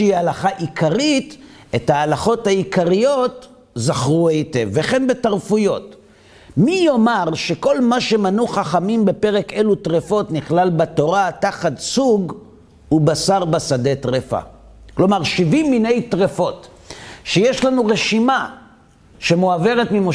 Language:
Hebrew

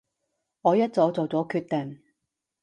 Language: Cantonese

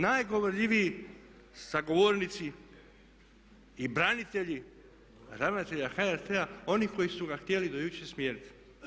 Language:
Croatian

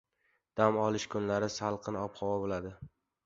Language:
Uzbek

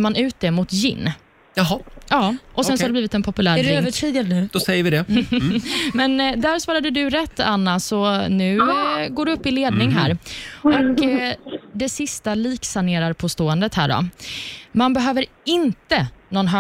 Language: Swedish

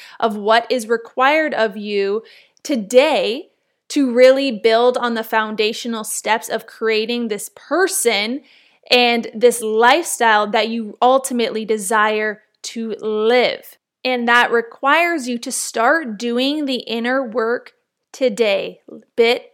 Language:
English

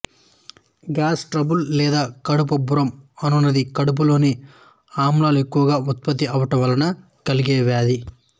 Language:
Telugu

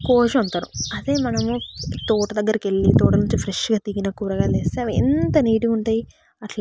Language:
Telugu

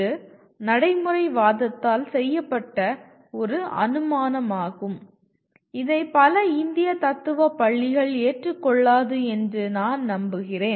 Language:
Tamil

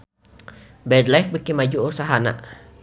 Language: Sundanese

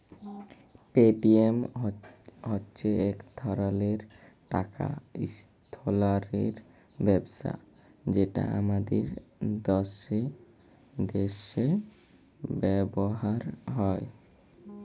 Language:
Bangla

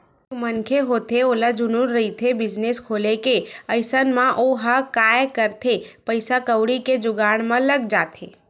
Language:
Chhattisgarhi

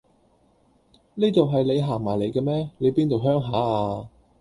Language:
Cantonese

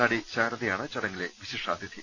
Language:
Malayalam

